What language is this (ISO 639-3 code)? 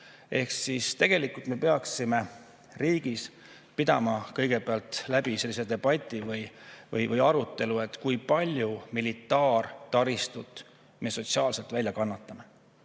est